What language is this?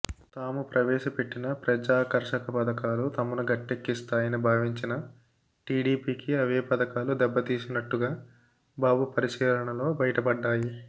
Telugu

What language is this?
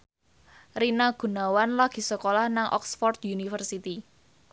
Javanese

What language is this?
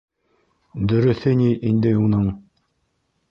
Bashkir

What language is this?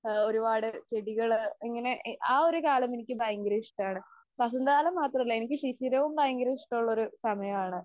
Malayalam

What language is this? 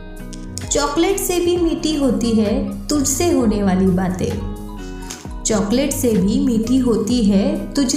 Hindi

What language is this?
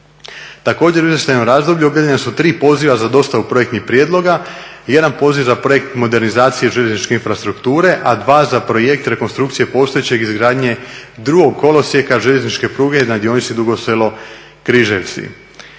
Croatian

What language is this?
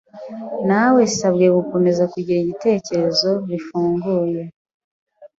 Kinyarwanda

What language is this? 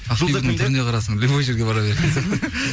Kazakh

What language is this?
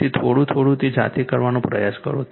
Gujarati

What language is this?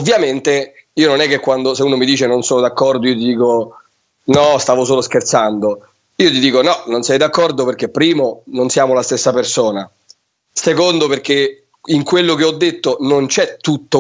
Italian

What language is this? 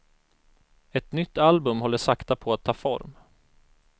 Swedish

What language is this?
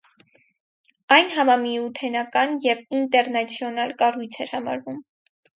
Armenian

